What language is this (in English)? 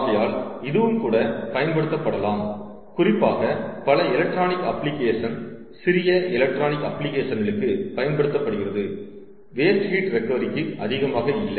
Tamil